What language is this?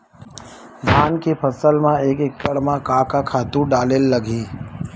Chhattisgarhi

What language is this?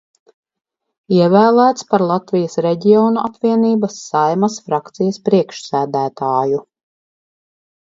Latvian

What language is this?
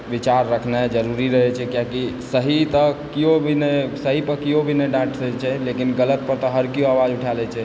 Maithili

